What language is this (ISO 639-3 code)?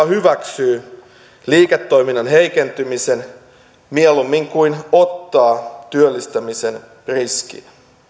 fin